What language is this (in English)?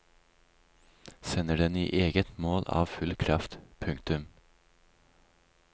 Norwegian